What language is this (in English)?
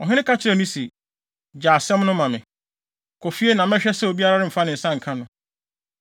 Akan